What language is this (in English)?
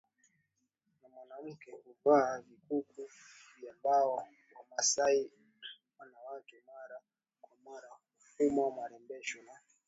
Swahili